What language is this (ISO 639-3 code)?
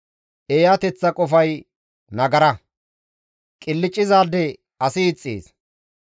gmv